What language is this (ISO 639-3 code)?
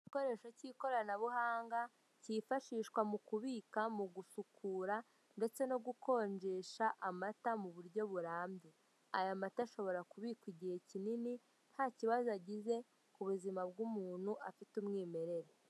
kin